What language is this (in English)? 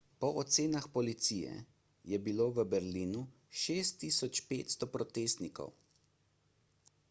Slovenian